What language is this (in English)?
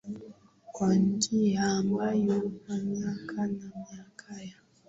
Swahili